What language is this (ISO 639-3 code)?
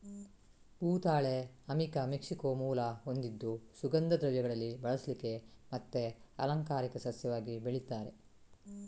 kan